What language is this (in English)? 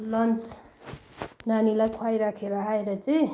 Nepali